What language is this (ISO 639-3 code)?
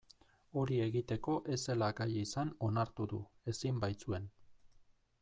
eus